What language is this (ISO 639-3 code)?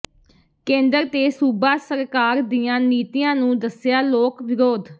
pan